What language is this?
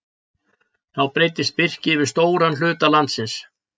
Icelandic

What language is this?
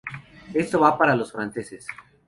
Spanish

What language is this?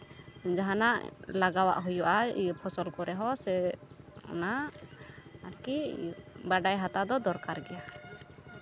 Santali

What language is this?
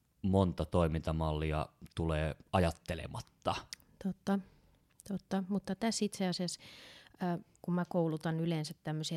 Finnish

